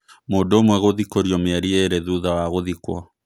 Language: Kikuyu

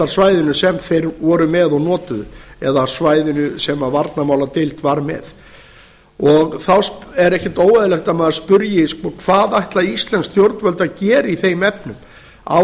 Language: Icelandic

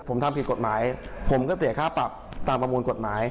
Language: Thai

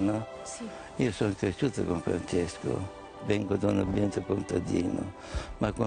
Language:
Italian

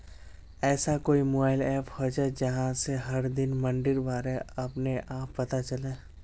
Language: Magahi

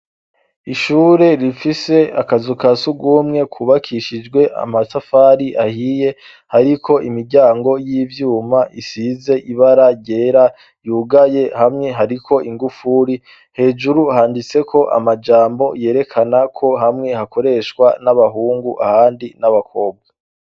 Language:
Rundi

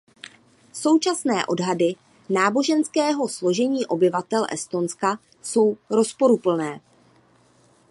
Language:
Czech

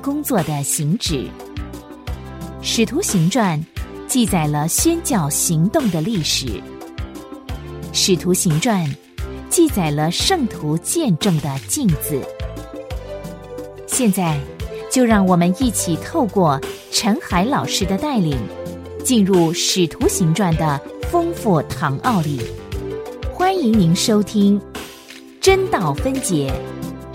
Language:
Chinese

